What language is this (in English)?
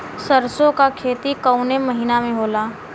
Bhojpuri